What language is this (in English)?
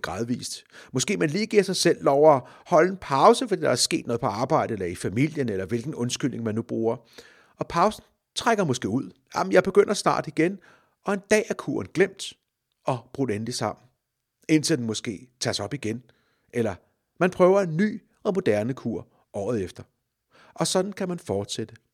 Danish